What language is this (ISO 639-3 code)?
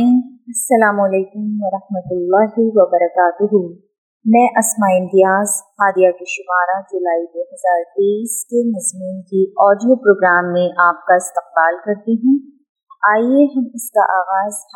urd